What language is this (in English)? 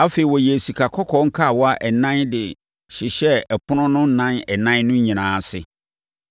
Akan